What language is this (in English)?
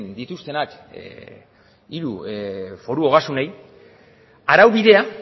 Basque